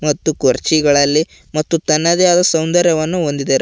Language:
Kannada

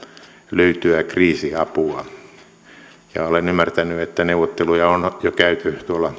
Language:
Finnish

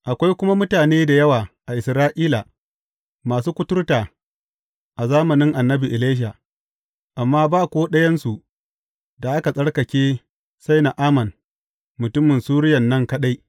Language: Hausa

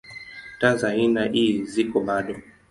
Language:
Swahili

